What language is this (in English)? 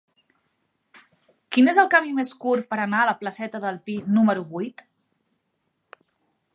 Catalan